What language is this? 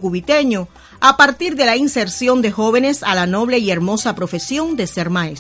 Spanish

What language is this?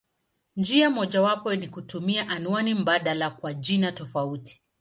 Swahili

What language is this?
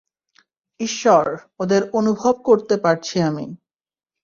Bangla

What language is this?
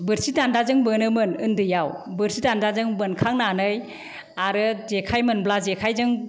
Bodo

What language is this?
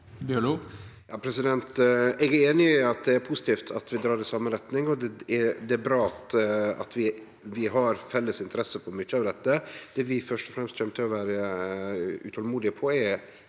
Norwegian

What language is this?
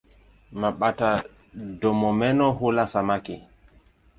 Swahili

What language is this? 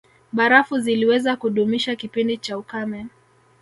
Swahili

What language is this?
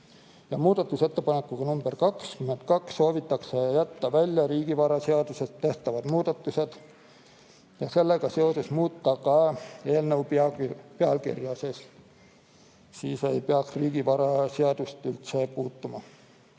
Estonian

